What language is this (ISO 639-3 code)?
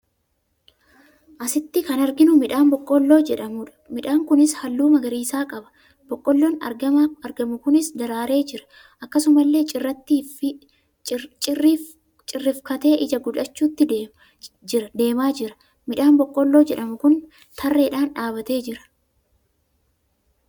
orm